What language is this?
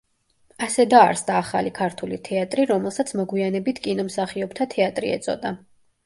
Georgian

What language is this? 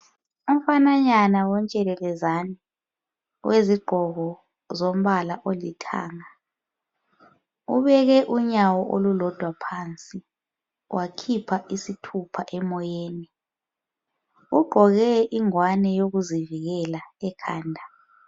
North Ndebele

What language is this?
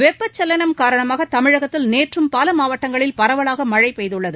Tamil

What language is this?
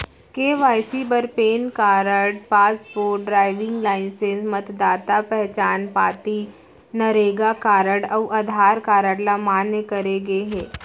Chhattisgarhi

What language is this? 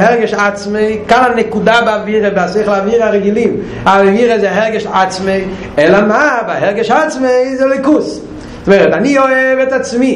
Hebrew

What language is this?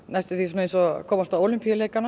Icelandic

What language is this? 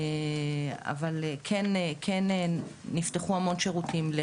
Hebrew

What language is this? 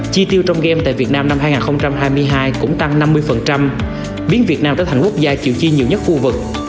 Vietnamese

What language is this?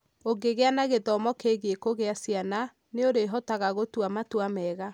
Kikuyu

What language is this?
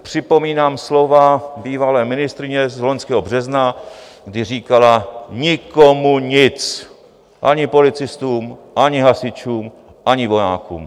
Czech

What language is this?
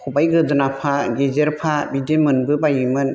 Bodo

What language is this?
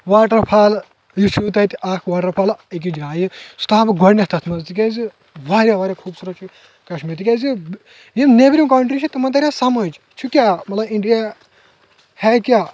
Kashmiri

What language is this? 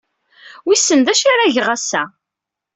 Kabyle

